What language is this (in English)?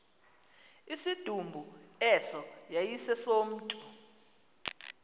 Xhosa